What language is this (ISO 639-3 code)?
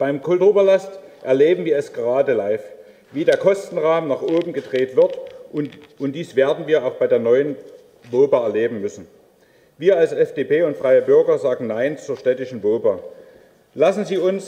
deu